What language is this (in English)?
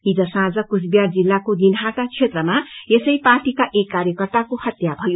Nepali